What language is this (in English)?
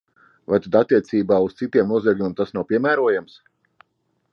Latvian